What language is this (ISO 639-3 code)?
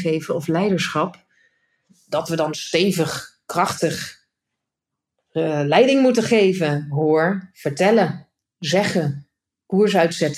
nld